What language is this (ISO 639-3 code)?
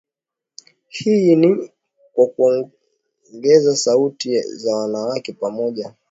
swa